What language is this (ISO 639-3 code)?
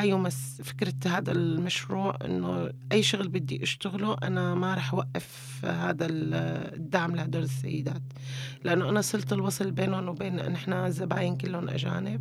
ara